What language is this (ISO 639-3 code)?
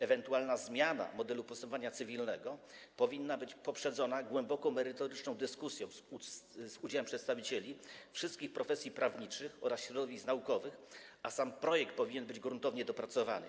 pol